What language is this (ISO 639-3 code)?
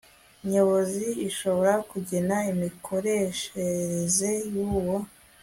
kin